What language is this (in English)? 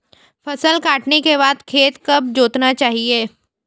Hindi